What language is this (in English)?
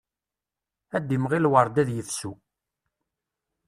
Kabyle